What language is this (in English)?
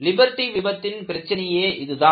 Tamil